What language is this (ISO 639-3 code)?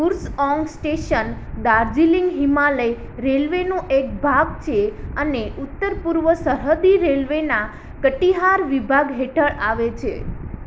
guj